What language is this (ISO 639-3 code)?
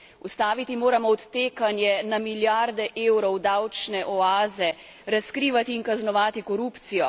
slv